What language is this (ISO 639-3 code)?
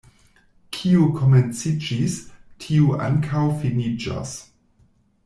epo